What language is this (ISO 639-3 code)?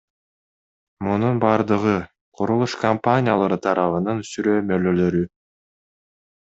kir